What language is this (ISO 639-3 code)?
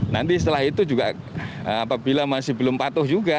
ind